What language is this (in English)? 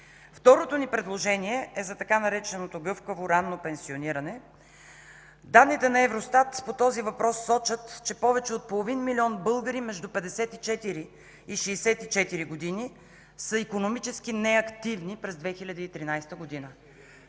Bulgarian